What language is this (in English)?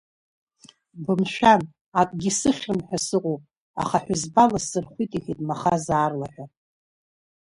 Abkhazian